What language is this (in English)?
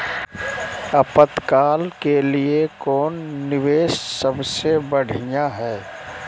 Magahi